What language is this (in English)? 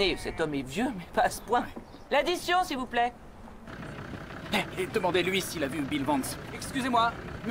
French